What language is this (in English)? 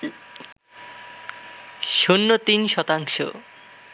Bangla